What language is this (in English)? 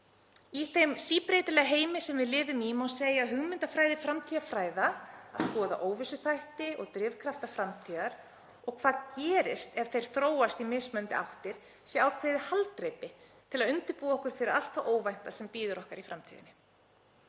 Icelandic